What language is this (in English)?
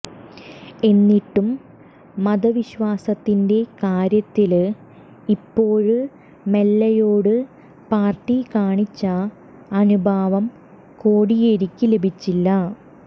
Malayalam